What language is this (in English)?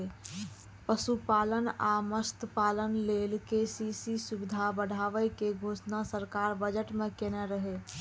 Maithili